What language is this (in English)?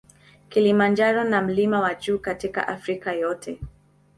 Swahili